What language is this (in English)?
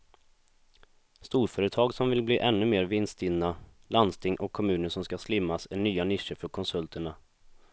Swedish